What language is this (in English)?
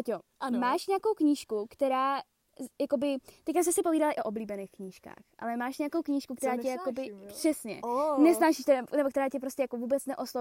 Czech